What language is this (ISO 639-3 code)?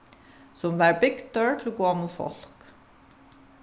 fao